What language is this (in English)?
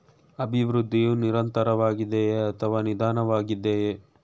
Kannada